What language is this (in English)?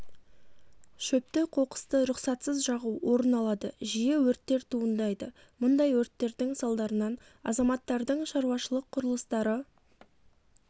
Kazakh